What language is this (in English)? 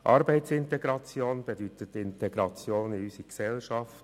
Swiss German